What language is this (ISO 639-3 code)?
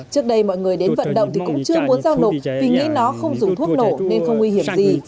vie